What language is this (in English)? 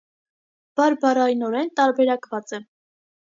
Armenian